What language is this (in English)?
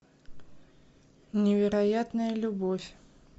Russian